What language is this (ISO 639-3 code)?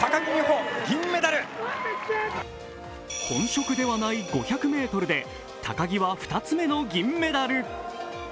jpn